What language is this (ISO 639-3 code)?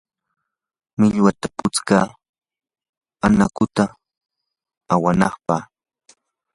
qur